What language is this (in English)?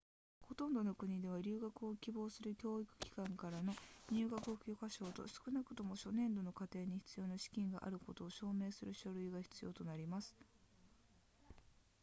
Japanese